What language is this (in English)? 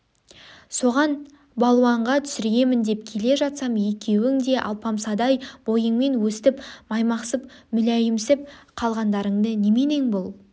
Kazakh